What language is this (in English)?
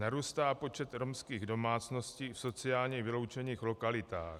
Czech